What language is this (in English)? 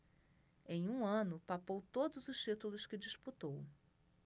Portuguese